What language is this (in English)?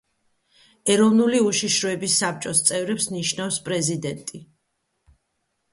Georgian